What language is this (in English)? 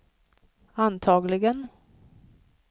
Swedish